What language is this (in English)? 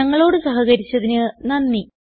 Malayalam